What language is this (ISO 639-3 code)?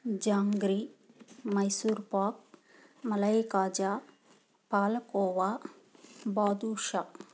tel